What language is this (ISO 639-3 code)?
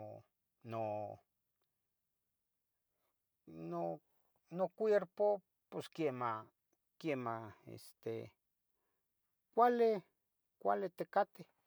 nhg